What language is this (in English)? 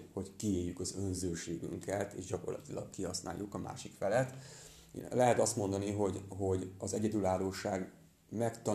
Hungarian